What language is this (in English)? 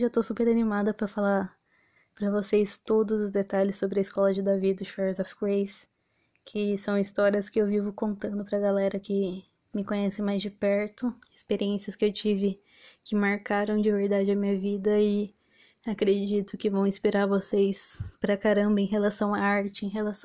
Portuguese